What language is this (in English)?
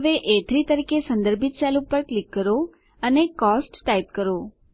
Gujarati